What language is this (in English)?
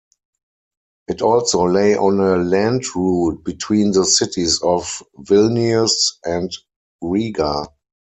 English